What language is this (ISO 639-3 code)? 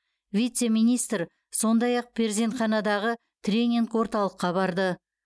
kaz